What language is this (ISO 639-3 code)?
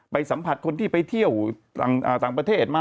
tha